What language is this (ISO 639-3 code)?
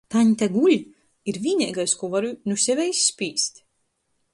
ltg